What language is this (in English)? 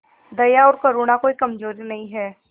Hindi